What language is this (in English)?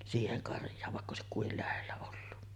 Finnish